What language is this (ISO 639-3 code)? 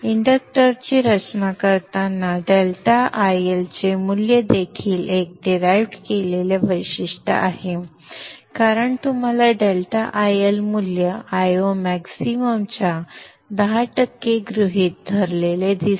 mar